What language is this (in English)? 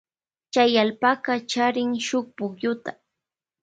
Loja Highland Quichua